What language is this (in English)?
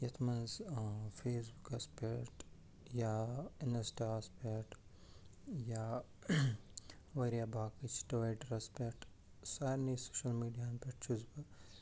Kashmiri